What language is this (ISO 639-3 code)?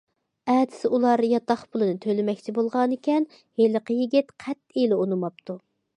uig